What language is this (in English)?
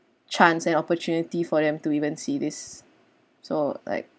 English